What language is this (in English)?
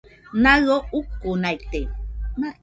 Nüpode Huitoto